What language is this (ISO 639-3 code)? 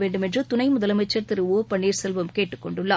tam